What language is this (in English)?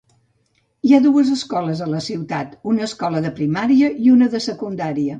Catalan